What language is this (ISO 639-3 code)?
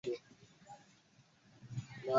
swa